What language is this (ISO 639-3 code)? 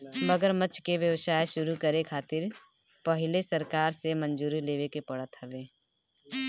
bho